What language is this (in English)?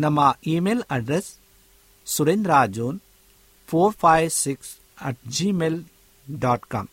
Kannada